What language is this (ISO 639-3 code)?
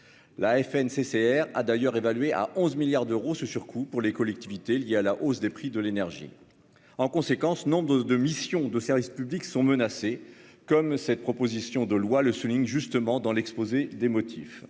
fra